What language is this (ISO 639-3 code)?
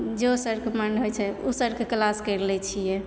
mai